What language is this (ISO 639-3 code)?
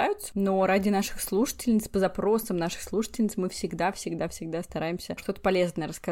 rus